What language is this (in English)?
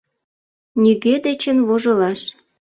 Mari